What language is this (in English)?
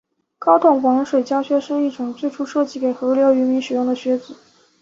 Chinese